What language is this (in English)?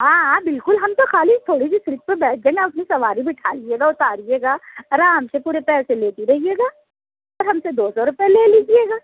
Urdu